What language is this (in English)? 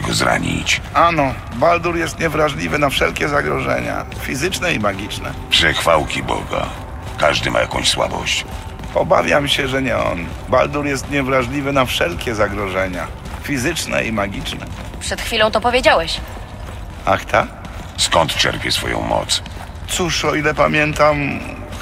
Polish